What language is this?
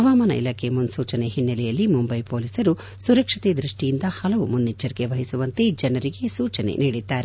Kannada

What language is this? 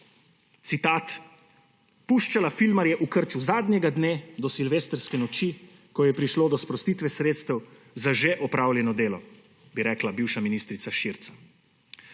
Slovenian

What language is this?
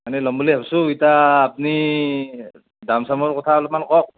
Assamese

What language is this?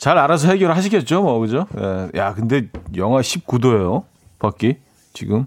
Korean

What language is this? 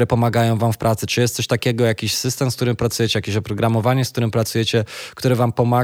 Polish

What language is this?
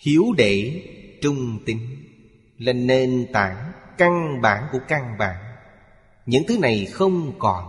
Vietnamese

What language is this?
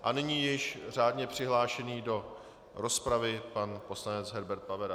Czech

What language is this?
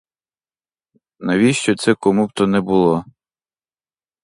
Ukrainian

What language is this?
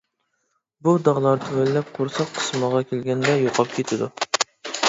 Uyghur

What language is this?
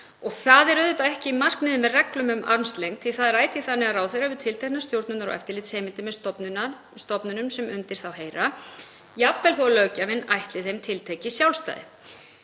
Icelandic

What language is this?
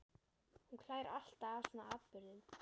Icelandic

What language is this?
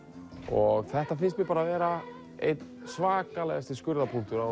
Icelandic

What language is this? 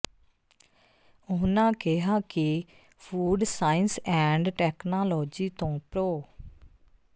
Punjabi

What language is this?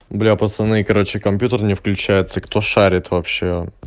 Russian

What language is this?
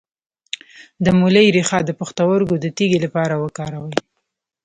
Pashto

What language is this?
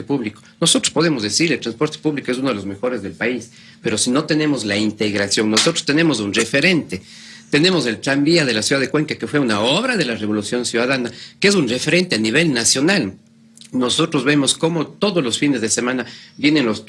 Spanish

